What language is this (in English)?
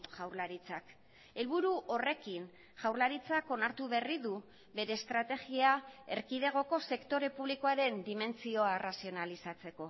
Basque